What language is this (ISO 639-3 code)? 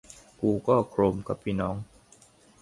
tha